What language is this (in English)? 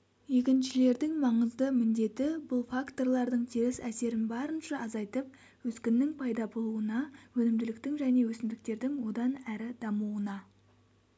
Kazakh